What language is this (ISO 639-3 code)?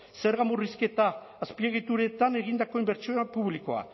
eus